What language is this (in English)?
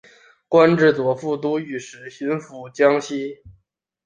Chinese